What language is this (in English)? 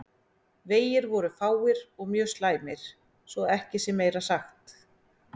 Icelandic